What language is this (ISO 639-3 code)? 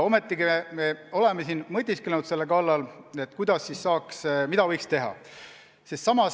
est